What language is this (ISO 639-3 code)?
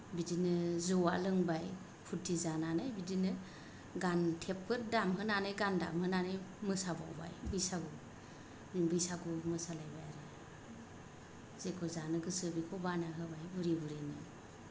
brx